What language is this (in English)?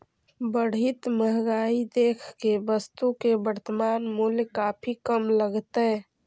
Magahi